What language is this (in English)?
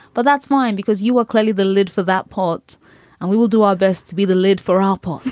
English